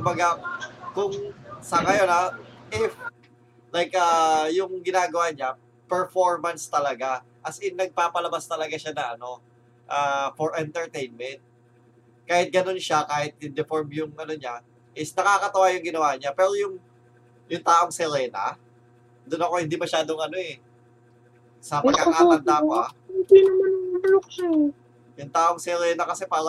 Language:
Filipino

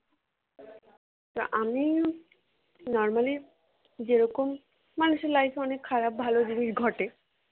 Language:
Bangla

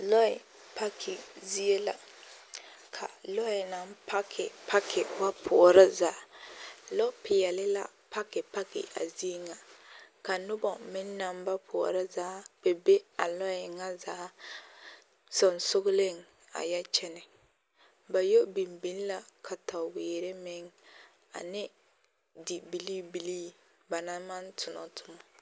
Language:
Southern Dagaare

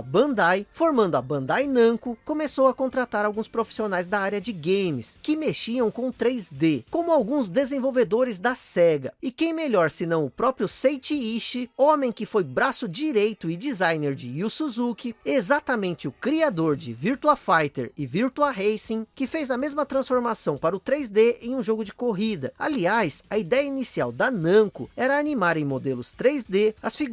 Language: Portuguese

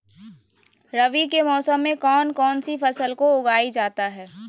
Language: Magahi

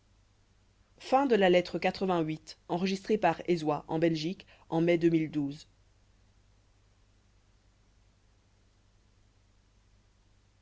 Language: French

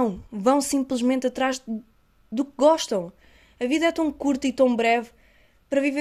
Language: Portuguese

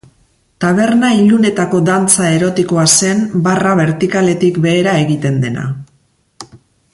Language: Basque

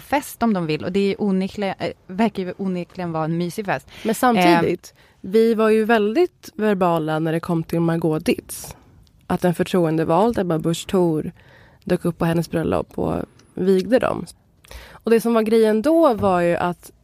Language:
Swedish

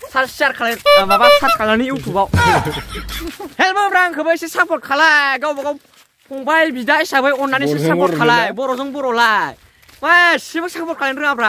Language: Thai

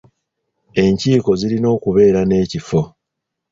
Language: Ganda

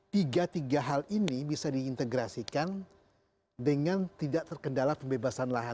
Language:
Indonesian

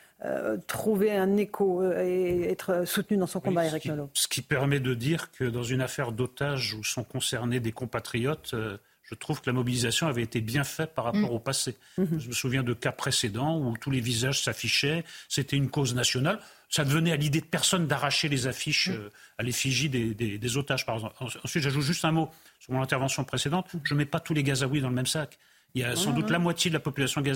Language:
French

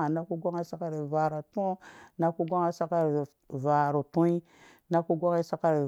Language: Dũya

